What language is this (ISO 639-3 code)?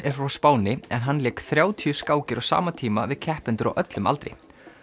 isl